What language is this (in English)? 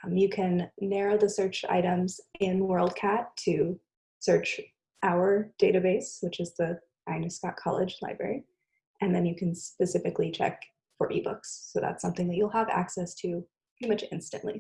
English